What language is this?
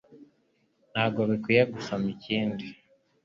Kinyarwanda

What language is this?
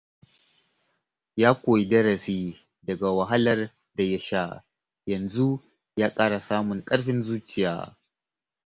Hausa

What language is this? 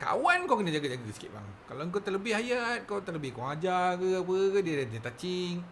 Malay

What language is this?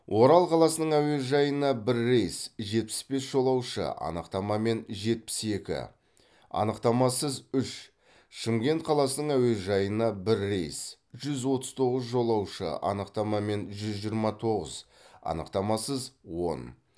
Kazakh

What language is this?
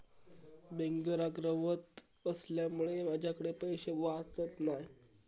Marathi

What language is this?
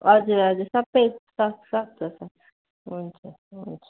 Nepali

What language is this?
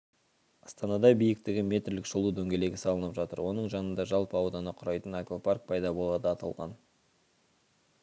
Kazakh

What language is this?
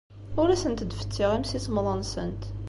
Kabyle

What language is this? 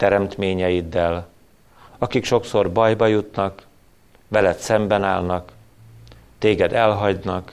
Hungarian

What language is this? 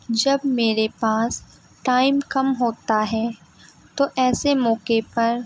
Urdu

